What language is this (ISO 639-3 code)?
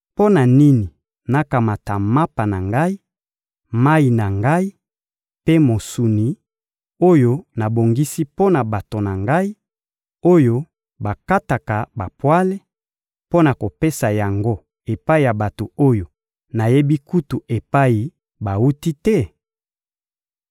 lin